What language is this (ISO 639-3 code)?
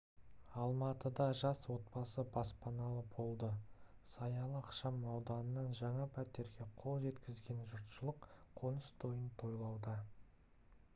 kaz